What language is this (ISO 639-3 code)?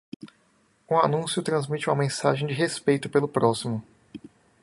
por